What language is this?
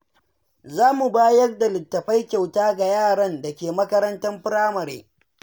Hausa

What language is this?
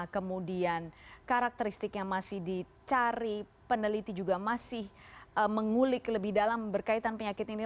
Indonesian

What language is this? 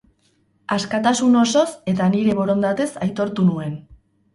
Basque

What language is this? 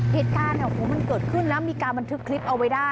Thai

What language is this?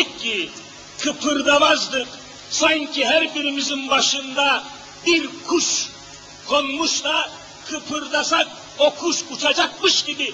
Turkish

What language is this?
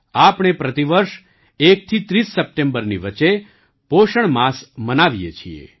Gujarati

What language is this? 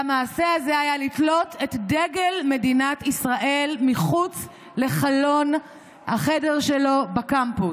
Hebrew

